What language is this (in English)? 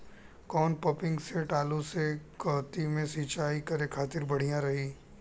Bhojpuri